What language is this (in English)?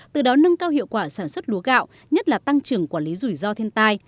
Vietnamese